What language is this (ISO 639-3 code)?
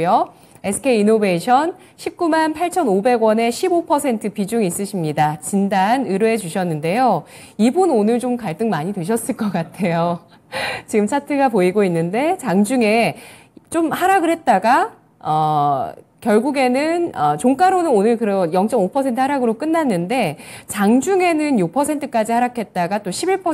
kor